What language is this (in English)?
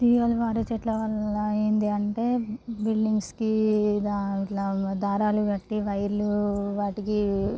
Telugu